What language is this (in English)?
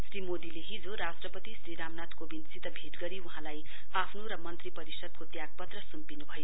Nepali